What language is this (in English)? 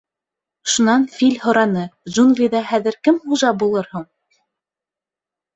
Bashkir